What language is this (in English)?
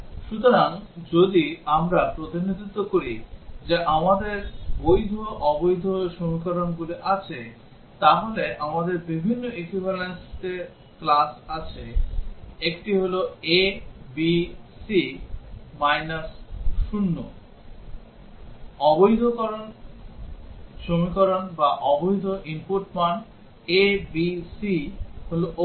Bangla